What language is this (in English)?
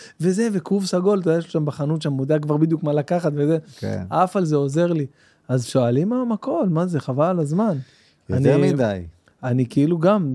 Hebrew